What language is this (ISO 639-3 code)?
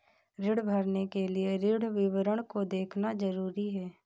hin